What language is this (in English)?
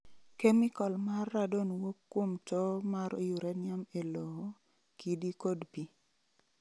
Luo (Kenya and Tanzania)